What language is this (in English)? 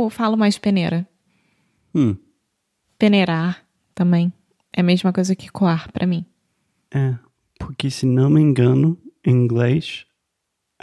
Portuguese